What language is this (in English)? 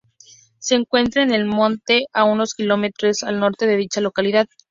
Spanish